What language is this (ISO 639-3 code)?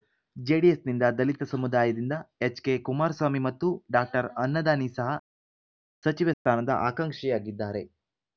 kan